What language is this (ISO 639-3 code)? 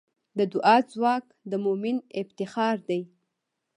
pus